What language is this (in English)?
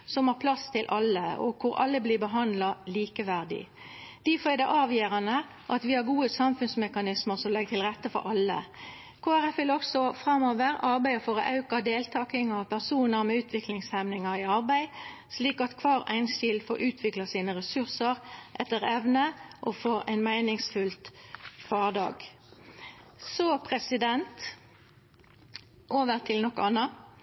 Norwegian Nynorsk